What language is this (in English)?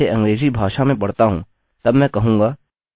Hindi